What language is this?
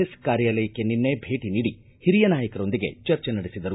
Kannada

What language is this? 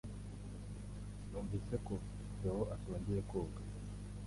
Kinyarwanda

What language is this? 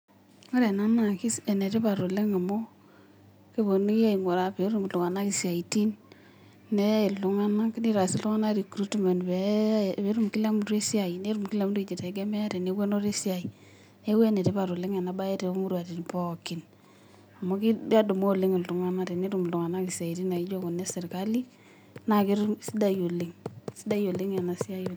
Masai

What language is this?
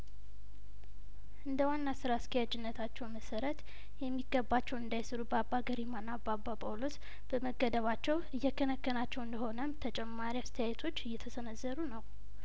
Amharic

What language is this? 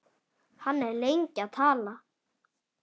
Icelandic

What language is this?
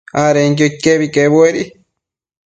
Matsés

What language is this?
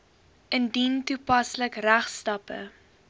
Afrikaans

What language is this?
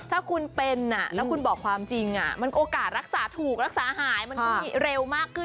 Thai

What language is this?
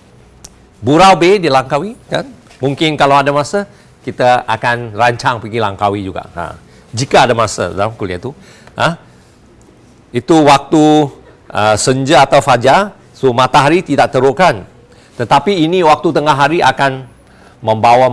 Malay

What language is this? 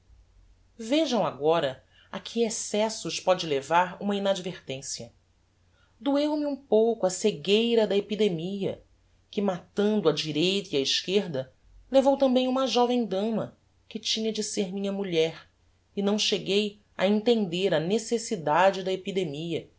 Portuguese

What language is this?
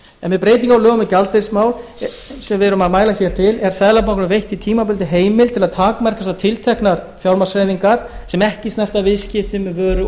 Icelandic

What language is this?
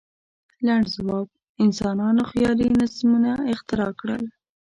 Pashto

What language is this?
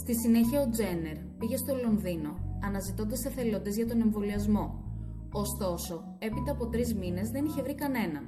Greek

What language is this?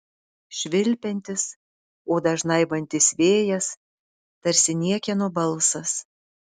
Lithuanian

